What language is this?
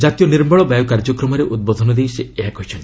Odia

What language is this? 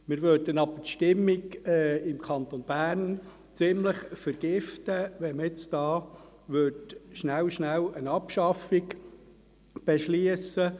Swiss German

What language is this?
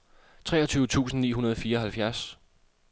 Danish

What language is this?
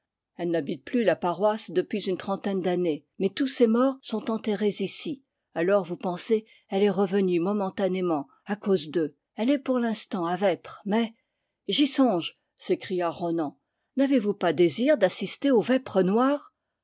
French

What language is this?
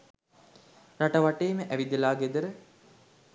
Sinhala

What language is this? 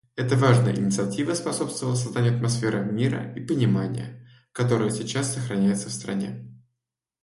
Russian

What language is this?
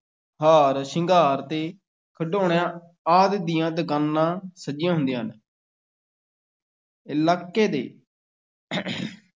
Punjabi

